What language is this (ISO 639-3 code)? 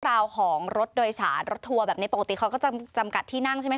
tha